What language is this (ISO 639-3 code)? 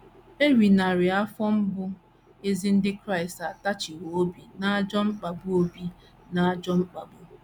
ibo